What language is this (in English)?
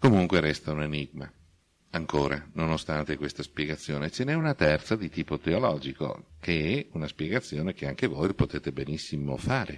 Italian